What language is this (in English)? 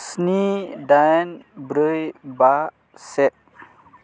Bodo